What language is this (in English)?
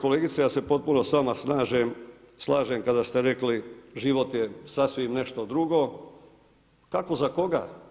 Croatian